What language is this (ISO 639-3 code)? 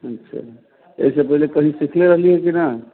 mai